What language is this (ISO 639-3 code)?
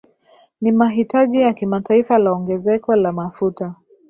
swa